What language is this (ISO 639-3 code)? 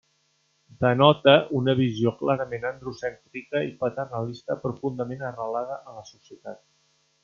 cat